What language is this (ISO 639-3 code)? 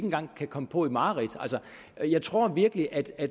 dan